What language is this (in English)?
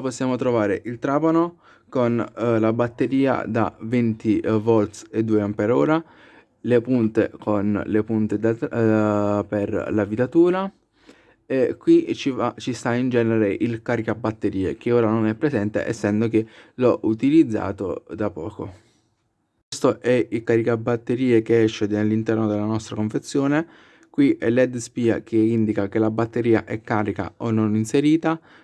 Italian